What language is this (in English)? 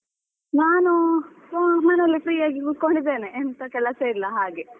Kannada